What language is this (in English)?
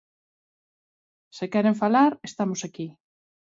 Galician